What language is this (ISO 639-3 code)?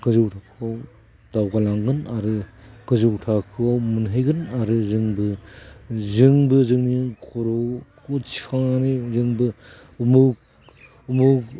brx